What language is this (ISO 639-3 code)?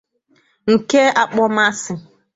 ibo